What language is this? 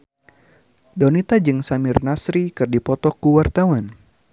Sundanese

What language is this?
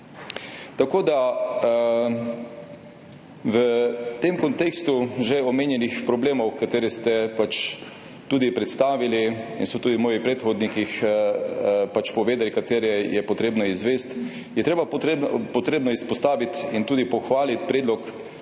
Slovenian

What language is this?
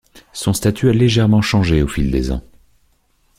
French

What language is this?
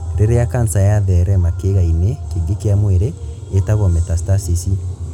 Kikuyu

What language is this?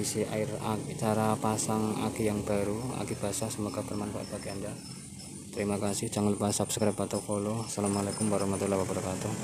Indonesian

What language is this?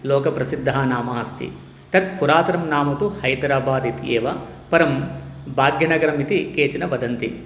Sanskrit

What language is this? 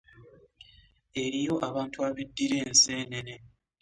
Ganda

